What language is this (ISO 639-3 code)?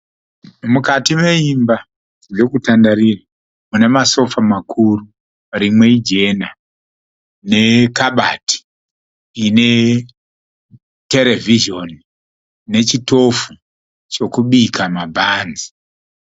sna